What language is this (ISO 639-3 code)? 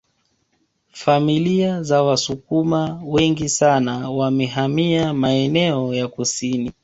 swa